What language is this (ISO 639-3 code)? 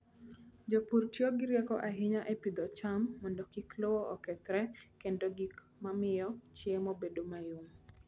luo